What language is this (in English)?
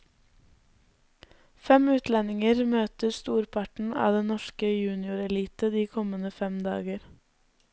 Norwegian